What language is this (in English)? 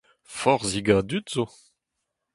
Breton